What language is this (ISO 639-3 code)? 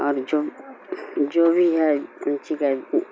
urd